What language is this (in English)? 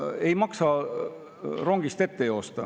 Estonian